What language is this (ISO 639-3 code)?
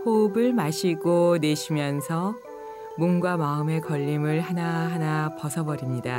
kor